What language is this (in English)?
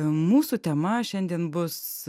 Lithuanian